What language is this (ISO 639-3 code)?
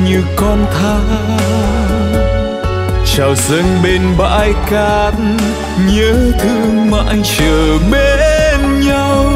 vie